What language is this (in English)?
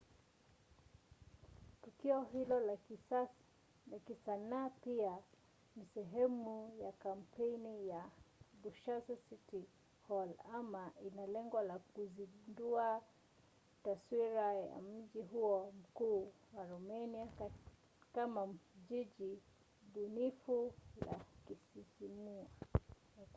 Swahili